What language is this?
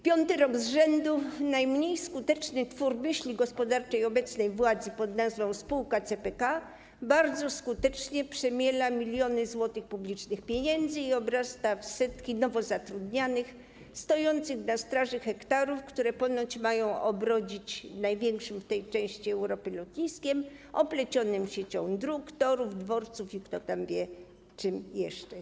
Polish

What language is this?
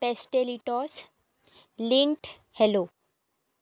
Konkani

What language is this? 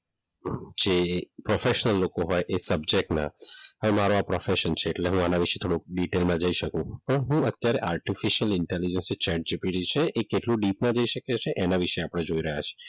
Gujarati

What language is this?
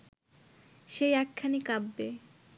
Bangla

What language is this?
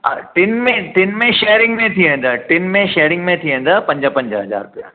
Sindhi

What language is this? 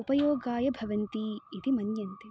Sanskrit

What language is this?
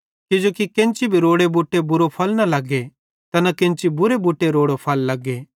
Bhadrawahi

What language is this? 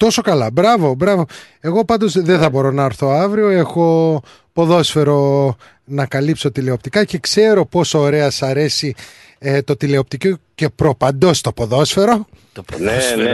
Greek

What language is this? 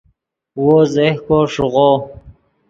Yidgha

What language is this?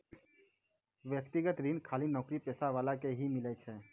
Maithili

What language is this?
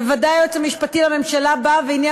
Hebrew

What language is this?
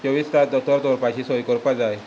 Konkani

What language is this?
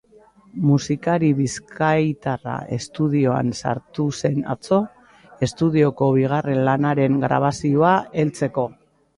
Basque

